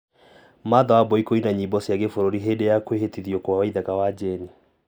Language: Kikuyu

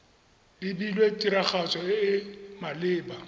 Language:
Tswana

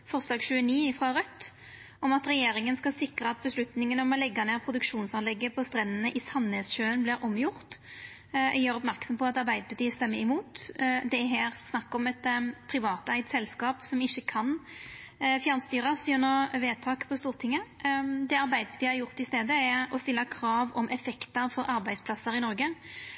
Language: Norwegian Nynorsk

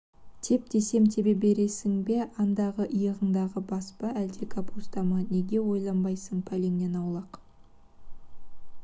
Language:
Kazakh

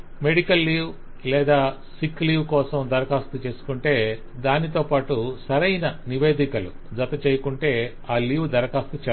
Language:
Telugu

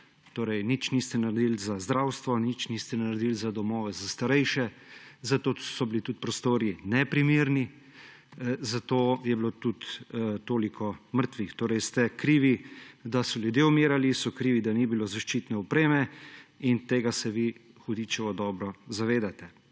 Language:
Slovenian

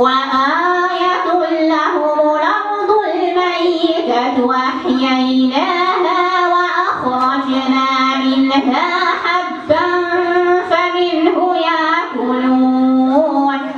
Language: Arabic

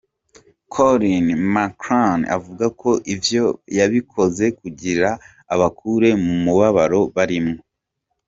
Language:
Kinyarwanda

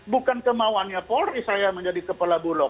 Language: Indonesian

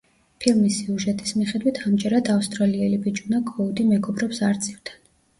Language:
Georgian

